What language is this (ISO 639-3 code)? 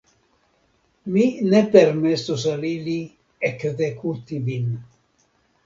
epo